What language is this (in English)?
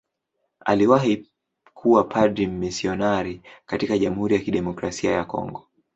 Swahili